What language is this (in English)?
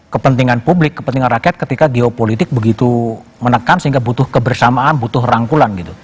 Indonesian